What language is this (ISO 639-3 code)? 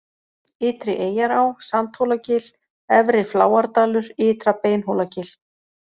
isl